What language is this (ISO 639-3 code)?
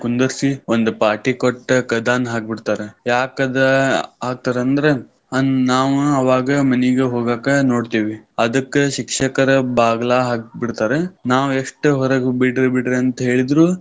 kan